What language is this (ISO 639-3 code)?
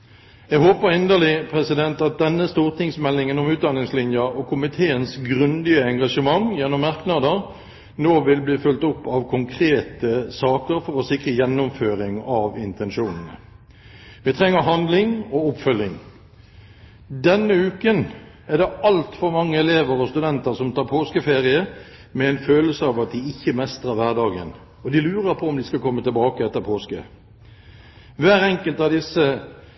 nob